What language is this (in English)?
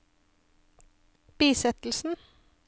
Norwegian